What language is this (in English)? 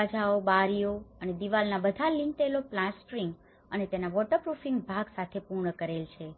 Gujarati